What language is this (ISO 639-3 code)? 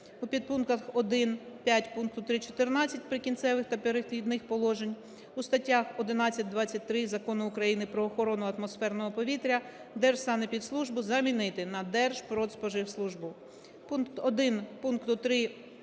ukr